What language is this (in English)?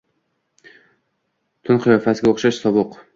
Uzbek